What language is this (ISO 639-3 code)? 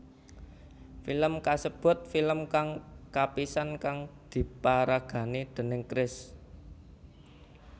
jav